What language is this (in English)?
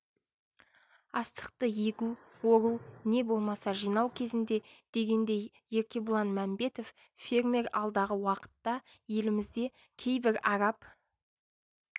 Kazakh